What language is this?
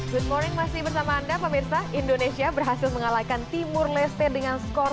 Indonesian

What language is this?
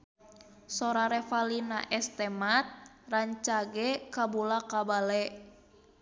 Sundanese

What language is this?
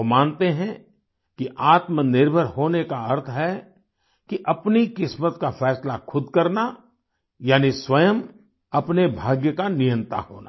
Hindi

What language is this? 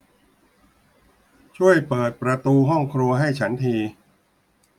Thai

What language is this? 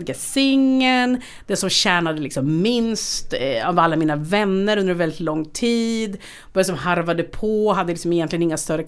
Swedish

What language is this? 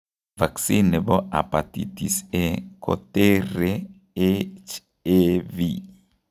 Kalenjin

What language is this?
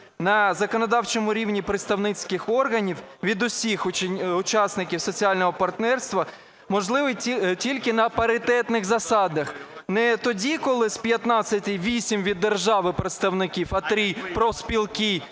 Ukrainian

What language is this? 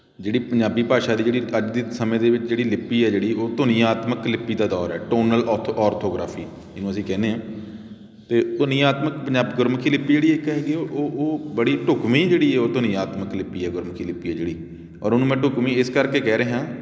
Punjabi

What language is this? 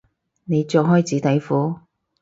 Cantonese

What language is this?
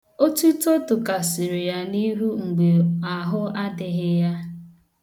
Igbo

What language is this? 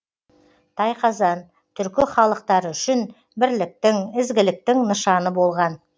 Kazakh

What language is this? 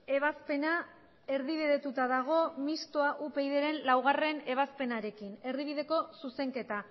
Basque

